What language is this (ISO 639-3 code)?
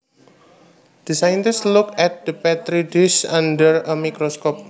jav